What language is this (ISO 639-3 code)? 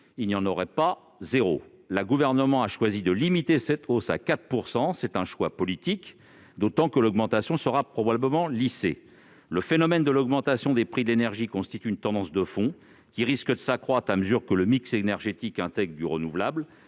fra